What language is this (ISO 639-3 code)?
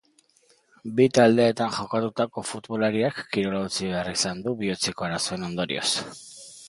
eus